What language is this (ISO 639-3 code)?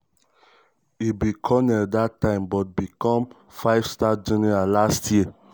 pcm